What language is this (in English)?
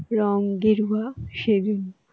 Bangla